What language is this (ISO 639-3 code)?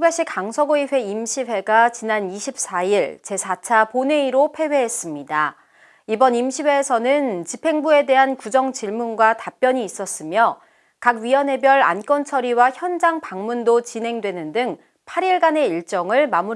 kor